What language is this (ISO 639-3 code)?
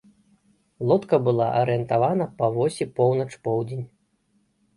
bel